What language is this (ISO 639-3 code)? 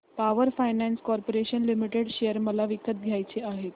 mar